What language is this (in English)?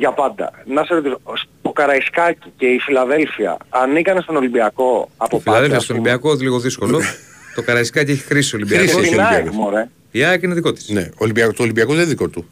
Greek